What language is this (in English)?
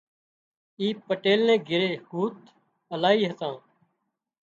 Wadiyara Koli